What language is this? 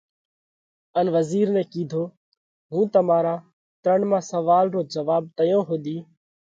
Parkari Koli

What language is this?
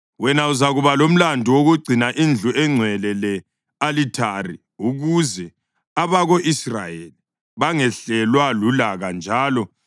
North Ndebele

